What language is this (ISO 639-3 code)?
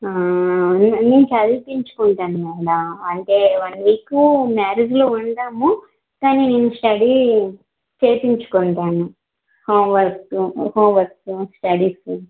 tel